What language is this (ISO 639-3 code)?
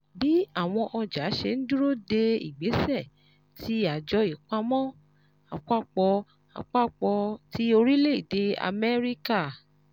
yor